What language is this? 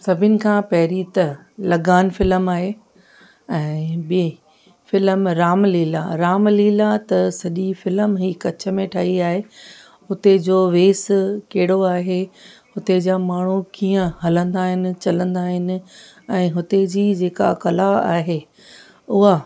Sindhi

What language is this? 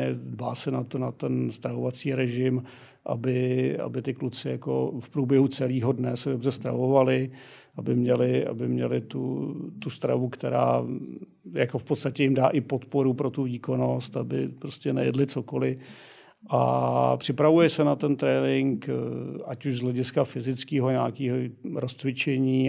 Czech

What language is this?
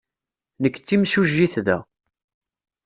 Kabyle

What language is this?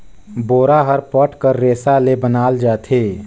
Chhattisgarhi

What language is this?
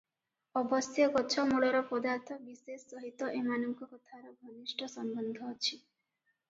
Odia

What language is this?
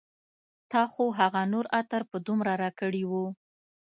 Pashto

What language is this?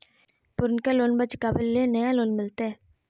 Magahi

